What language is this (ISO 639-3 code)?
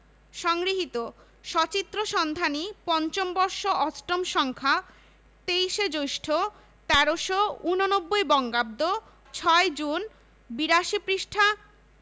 ben